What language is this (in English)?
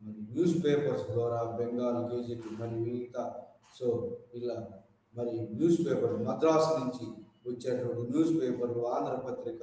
Telugu